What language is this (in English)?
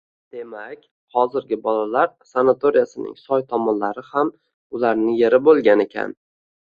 Uzbek